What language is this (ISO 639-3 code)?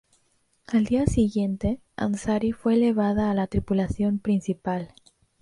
spa